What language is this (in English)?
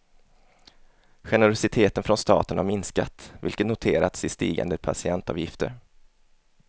Swedish